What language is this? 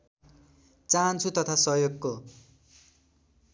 Nepali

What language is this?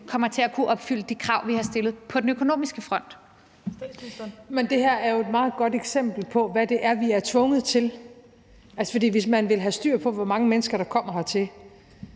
Danish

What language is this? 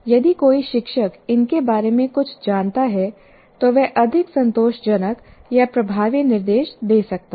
Hindi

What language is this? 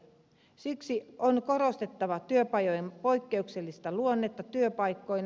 Finnish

